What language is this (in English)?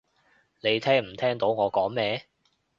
Cantonese